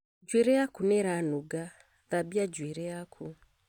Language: Kikuyu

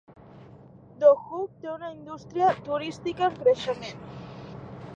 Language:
Catalan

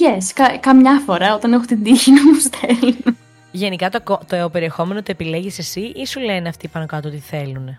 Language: Greek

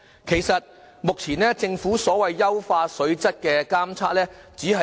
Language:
Cantonese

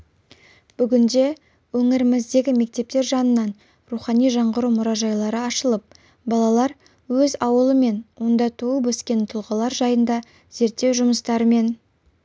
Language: Kazakh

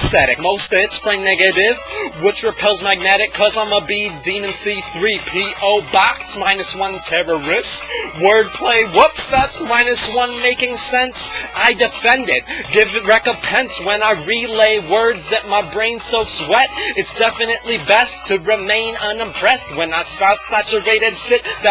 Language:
English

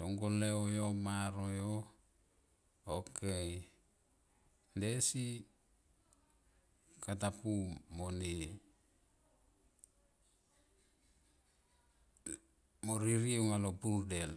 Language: Tomoip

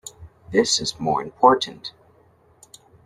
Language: English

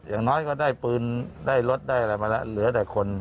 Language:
Thai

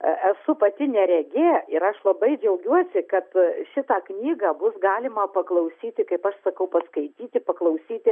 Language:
Lithuanian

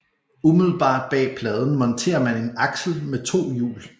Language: Danish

